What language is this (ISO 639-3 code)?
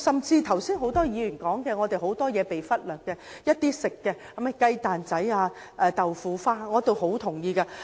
yue